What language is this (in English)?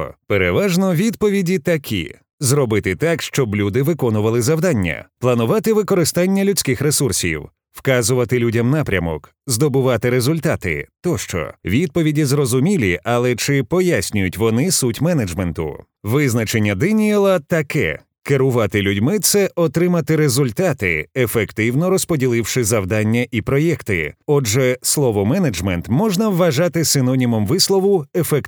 Ukrainian